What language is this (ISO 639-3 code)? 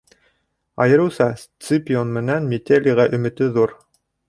bak